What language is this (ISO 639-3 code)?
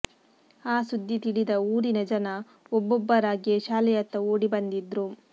kan